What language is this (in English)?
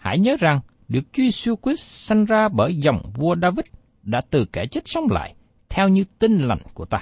Vietnamese